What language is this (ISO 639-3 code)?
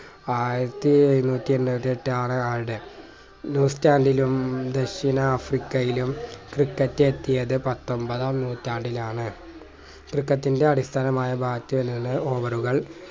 mal